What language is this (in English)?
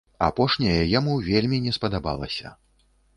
Belarusian